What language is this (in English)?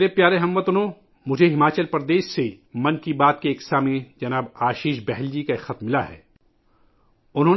Urdu